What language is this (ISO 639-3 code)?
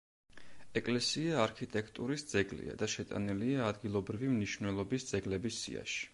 kat